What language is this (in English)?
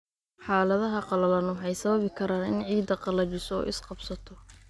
Somali